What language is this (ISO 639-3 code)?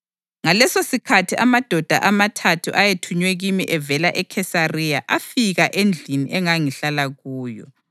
nde